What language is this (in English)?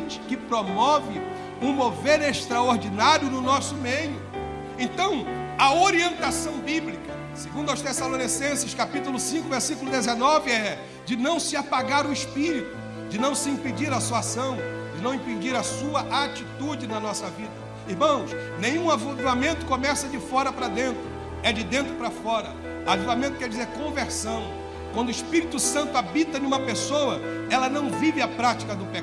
Portuguese